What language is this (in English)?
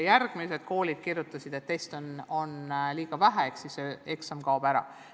Estonian